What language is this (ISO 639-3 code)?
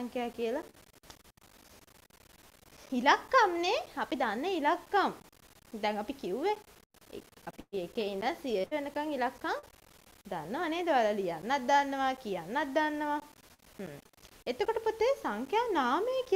tha